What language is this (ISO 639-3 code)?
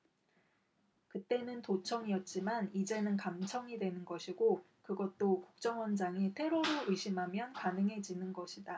kor